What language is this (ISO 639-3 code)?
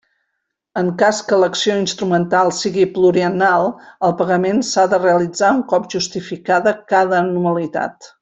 cat